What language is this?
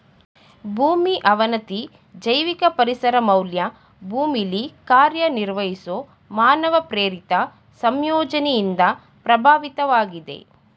Kannada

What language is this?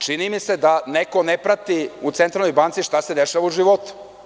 Serbian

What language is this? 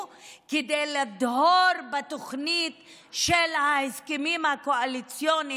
Hebrew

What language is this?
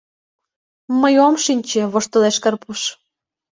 Mari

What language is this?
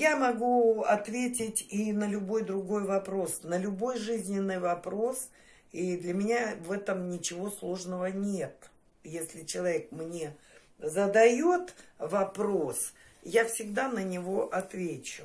Russian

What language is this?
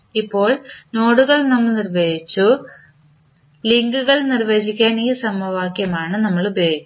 Malayalam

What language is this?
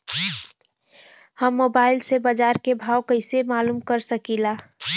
Bhojpuri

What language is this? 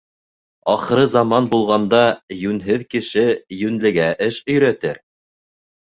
Bashkir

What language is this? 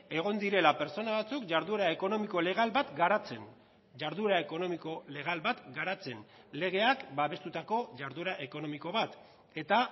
Basque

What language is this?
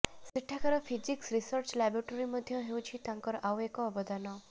Odia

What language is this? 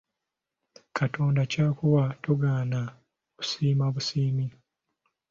Ganda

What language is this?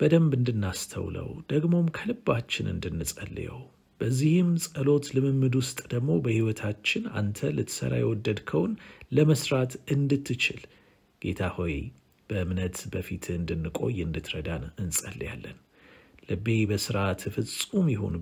Arabic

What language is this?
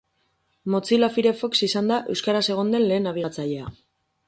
Basque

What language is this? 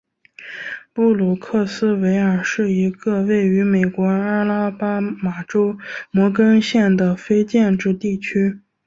Chinese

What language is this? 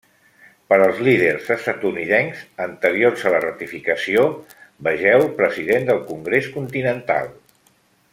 Catalan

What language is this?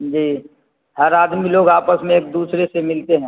Urdu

